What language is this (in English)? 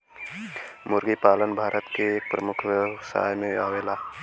Bhojpuri